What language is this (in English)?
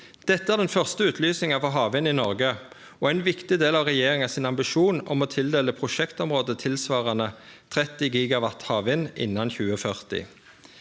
Norwegian